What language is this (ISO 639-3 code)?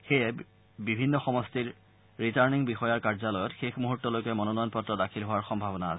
asm